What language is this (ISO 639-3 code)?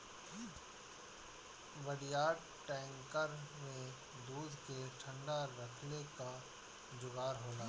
bho